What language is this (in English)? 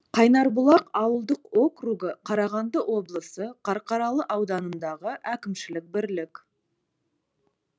Kazakh